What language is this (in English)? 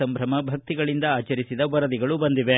Kannada